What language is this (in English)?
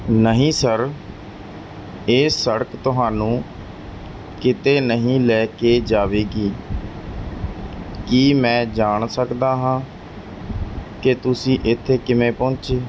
Punjabi